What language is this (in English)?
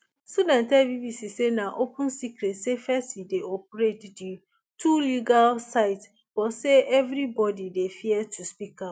Nigerian Pidgin